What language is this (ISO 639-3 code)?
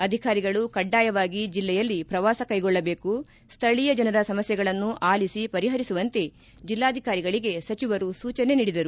kan